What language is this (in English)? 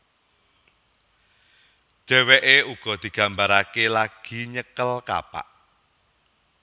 Javanese